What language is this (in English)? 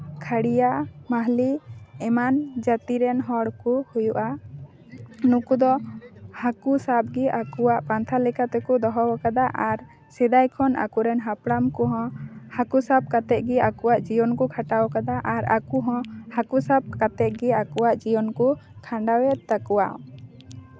Santali